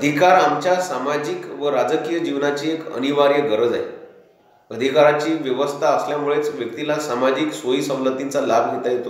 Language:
Hindi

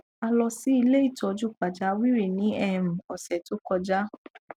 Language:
Yoruba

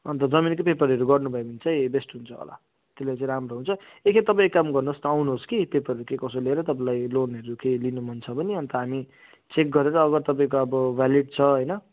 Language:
Nepali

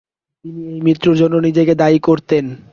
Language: Bangla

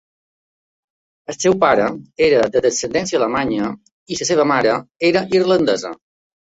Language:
Catalan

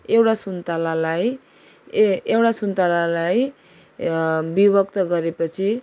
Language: Nepali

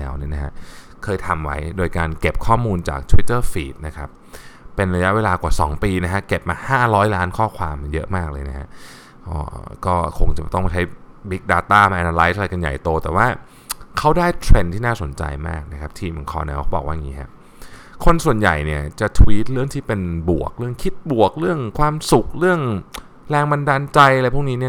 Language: Thai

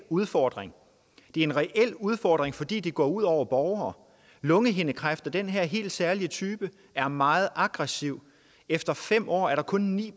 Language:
Danish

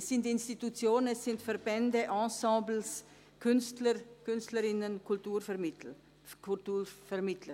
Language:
Swiss German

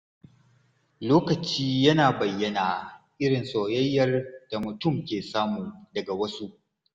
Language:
Hausa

